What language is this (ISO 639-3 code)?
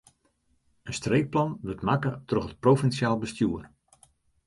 fry